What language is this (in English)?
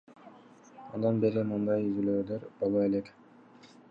Kyrgyz